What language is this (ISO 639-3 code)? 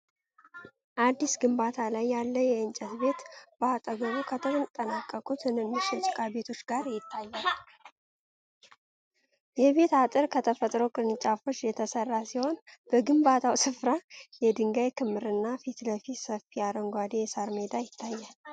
amh